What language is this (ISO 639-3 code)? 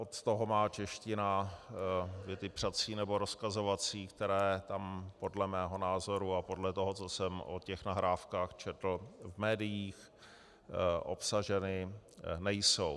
ces